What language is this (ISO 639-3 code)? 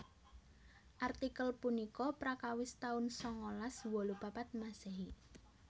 jav